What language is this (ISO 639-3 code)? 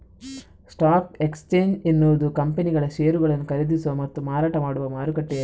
kan